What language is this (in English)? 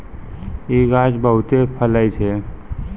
Maithili